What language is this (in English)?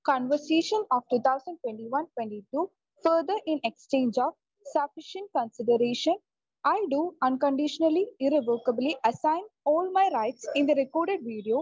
Malayalam